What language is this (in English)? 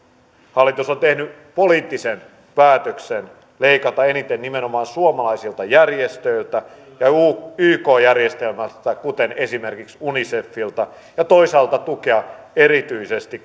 Finnish